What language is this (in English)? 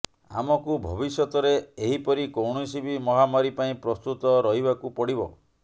Odia